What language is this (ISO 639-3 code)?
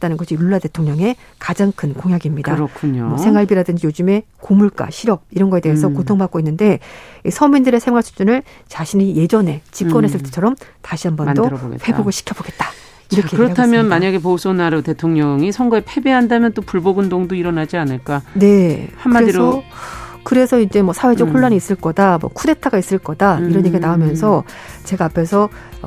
kor